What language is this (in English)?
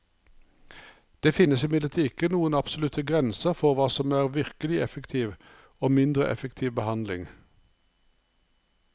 Norwegian